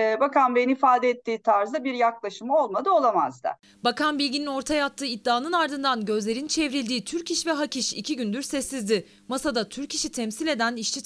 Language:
Turkish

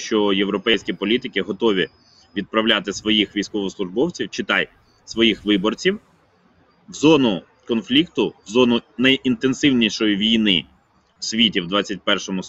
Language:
Ukrainian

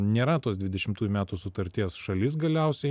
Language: Lithuanian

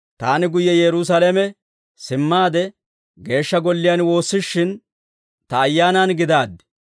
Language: Dawro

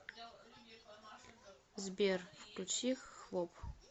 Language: Russian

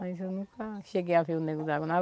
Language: Portuguese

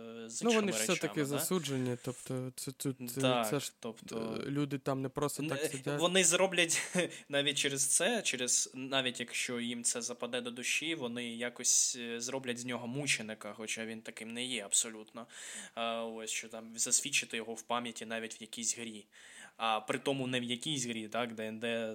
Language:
Ukrainian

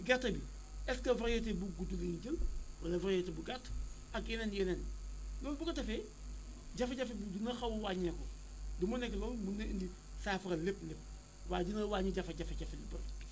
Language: Wolof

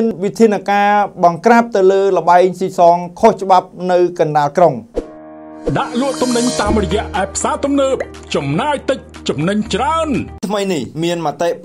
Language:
Thai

